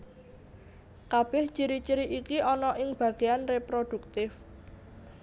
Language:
Javanese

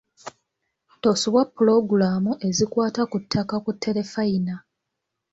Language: Ganda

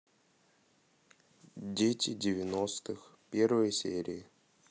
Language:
Russian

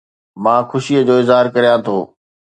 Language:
Sindhi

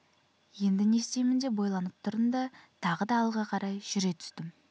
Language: Kazakh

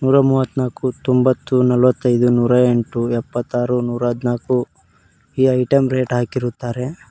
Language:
Kannada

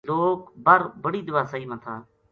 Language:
Gujari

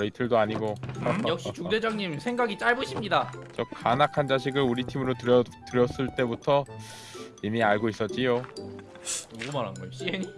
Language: Korean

